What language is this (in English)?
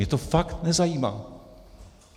Czech